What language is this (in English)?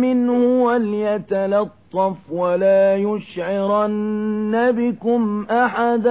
Arabic